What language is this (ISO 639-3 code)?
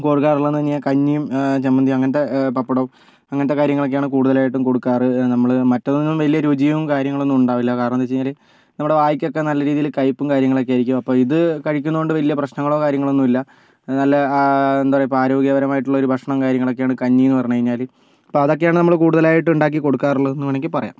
mal